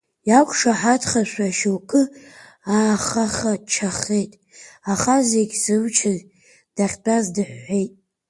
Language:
Abkhazian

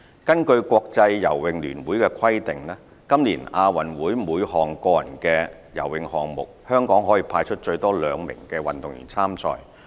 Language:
Cantonese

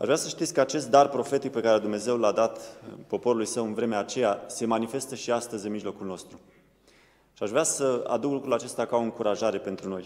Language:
Romanian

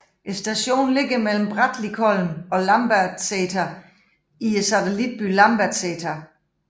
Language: Danish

